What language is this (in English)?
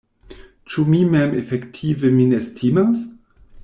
Esperanto